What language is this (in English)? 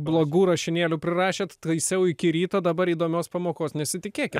Lithuanian